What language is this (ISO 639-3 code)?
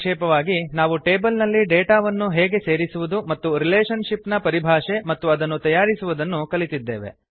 kan